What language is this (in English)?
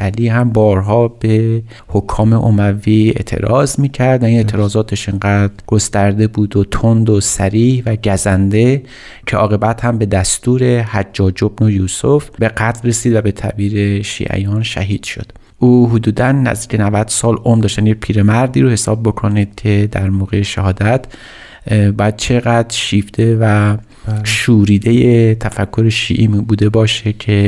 Persian